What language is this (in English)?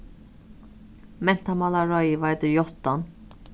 Faroese